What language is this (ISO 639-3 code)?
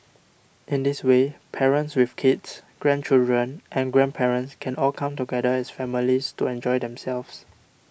eng